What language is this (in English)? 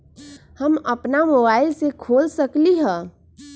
Magahi